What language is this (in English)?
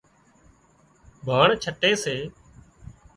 Wadiyara Koli